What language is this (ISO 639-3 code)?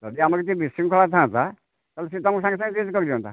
ori